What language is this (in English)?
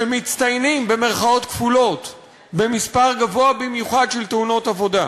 Hebrew